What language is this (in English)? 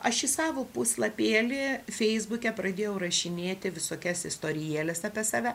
Lithuanian